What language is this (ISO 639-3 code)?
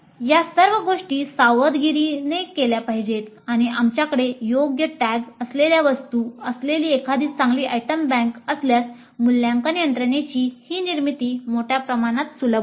mar